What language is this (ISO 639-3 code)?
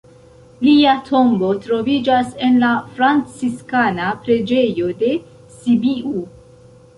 epo